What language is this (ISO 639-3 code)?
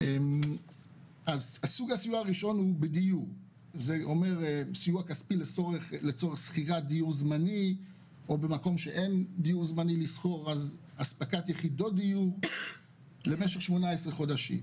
heb